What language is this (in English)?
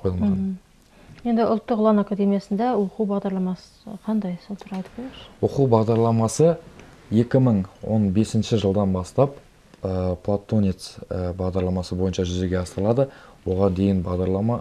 Russian